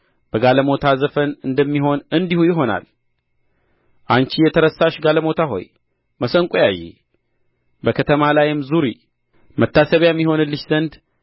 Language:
Amharic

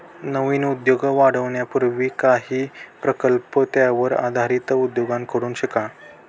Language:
Marathi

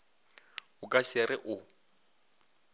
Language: Northern Sotho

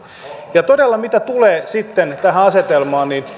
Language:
Finnish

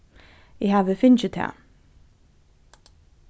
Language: Faroese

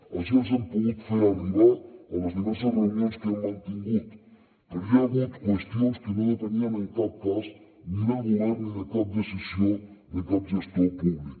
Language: Catalan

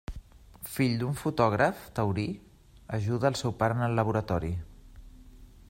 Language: Catalan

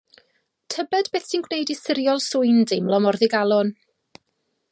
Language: Welsh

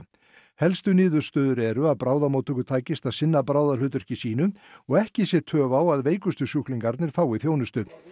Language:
Icelandic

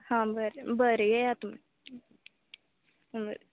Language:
Konkani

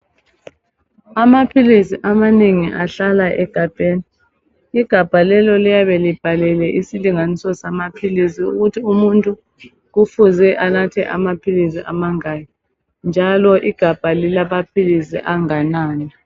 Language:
North Ndebele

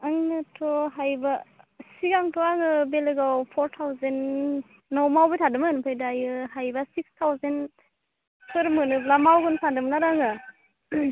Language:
Bodo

